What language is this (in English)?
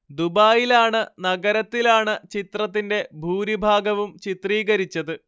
Malayalam